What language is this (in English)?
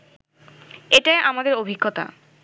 Bangla